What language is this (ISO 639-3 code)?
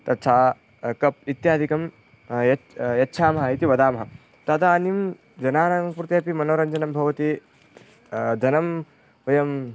san